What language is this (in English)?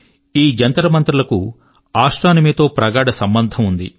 Telugu